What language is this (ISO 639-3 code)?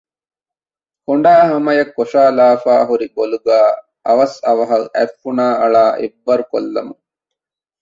div